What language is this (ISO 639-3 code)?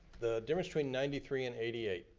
eng